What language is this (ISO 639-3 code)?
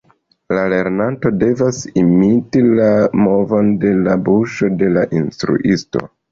epo